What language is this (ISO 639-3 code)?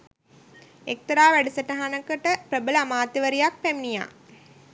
sin